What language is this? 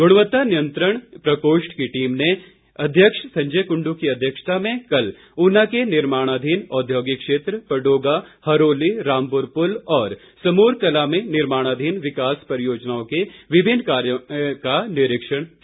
Hindi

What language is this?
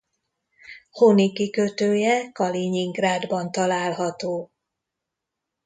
Hungarian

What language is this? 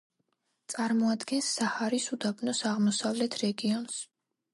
Georgian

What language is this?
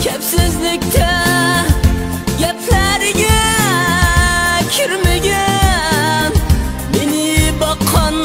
Turkish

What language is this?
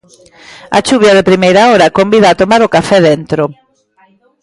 Galician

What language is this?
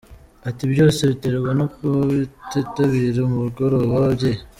Kinyarwanda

